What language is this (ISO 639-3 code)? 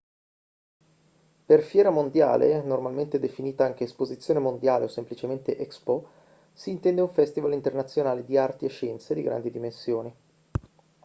ita